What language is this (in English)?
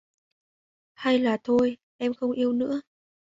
Vietnamese